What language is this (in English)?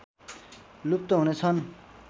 Nepali